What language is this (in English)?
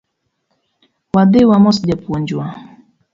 Luo (Kenya and Tanzania)